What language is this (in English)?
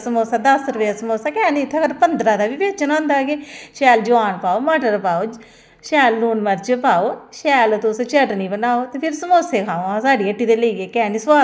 Dogri